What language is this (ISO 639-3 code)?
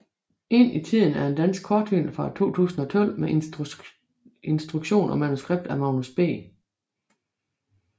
dan